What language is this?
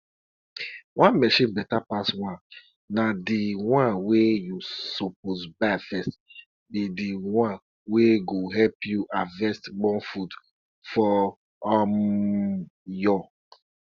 Nigerian Pidgin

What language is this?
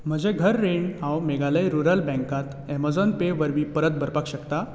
Konkani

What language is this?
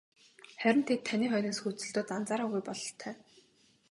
Mongolian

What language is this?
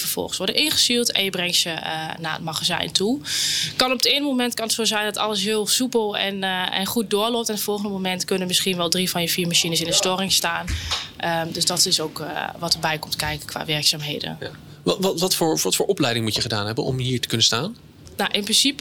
Dutch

